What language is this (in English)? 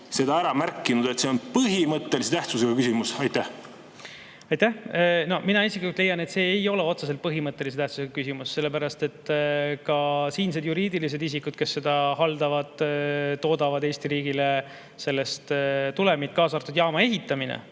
Estonian